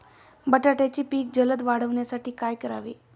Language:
Marathi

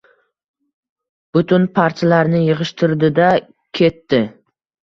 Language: Uzbek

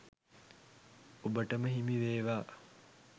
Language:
Sinhala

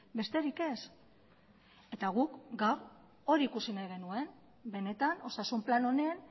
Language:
Basque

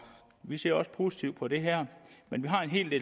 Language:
Danish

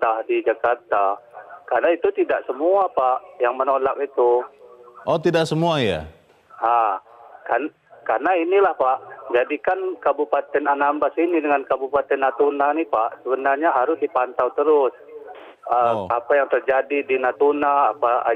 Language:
Indonesian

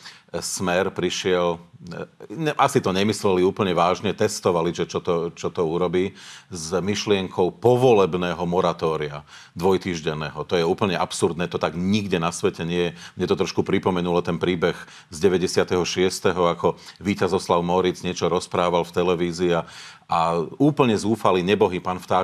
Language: Slovak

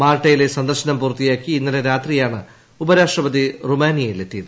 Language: Malayalam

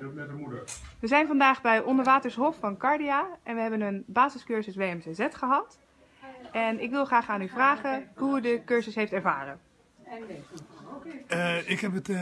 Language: Dutch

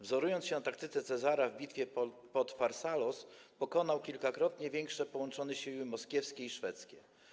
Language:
Polish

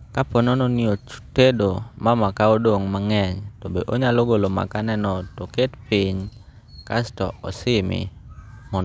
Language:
Luo (Kenya and Tanzania)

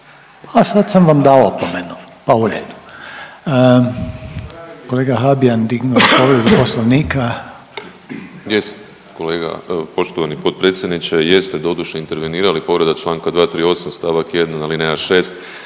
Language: Croatian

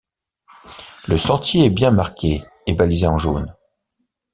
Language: French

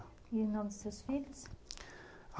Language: Portuguese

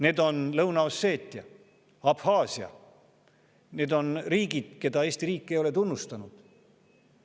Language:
Estonian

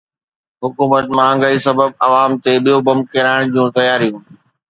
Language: Sindhi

